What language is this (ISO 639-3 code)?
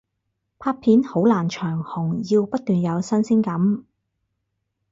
yue